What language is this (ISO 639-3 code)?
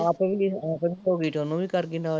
pan